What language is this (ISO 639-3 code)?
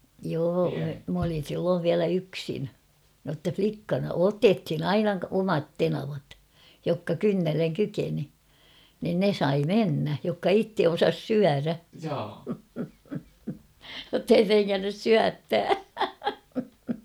fin